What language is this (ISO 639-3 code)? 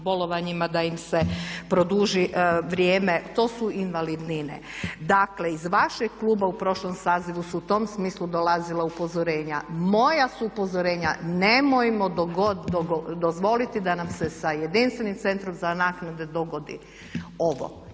hrv